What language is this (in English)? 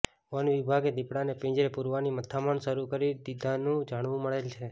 Gujarati